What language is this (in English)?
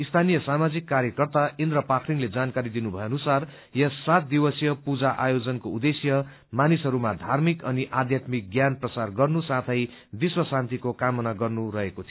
Nepali